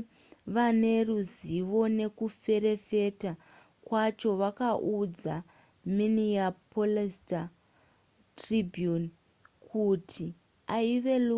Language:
Shona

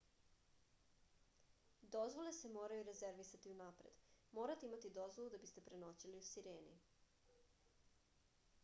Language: Serbian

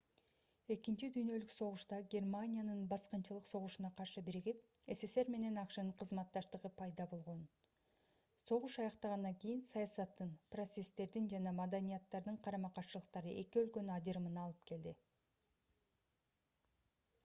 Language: Kyrgyz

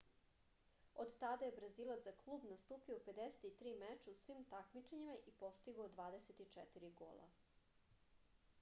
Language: Serbian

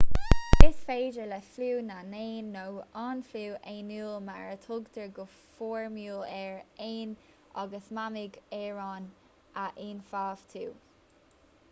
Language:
Irish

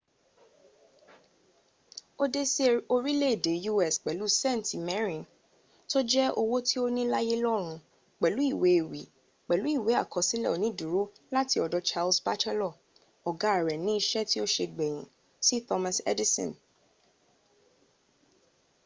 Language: Yoruba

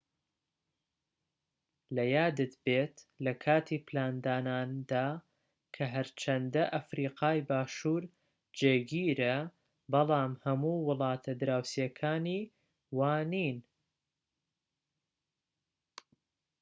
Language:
Central Kurdish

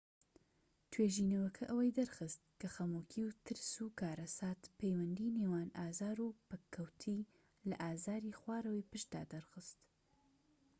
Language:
Central Kurdish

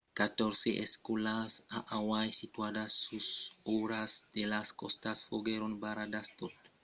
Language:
Occitan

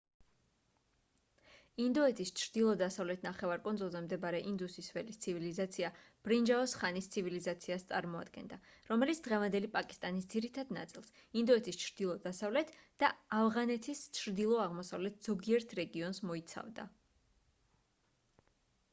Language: Georgian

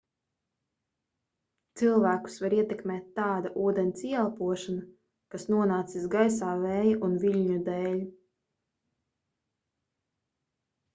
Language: Latvian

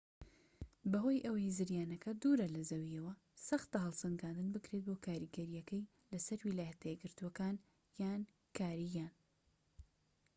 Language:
Central Kurdish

